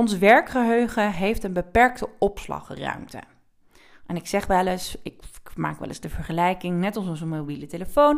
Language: Dutch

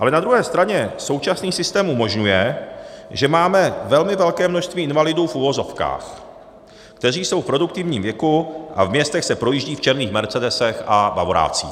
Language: Czech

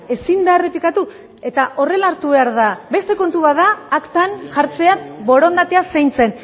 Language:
Basque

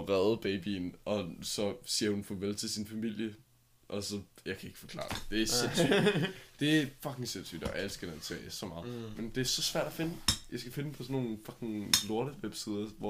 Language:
Danish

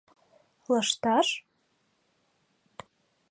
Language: Mari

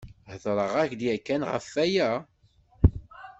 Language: Kabyle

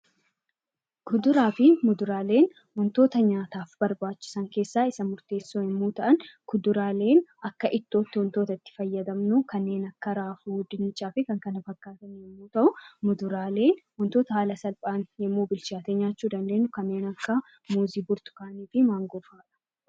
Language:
Oromo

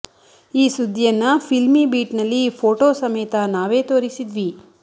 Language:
Kannada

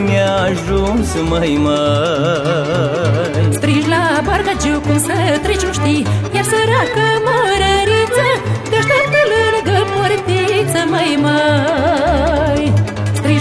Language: Romanian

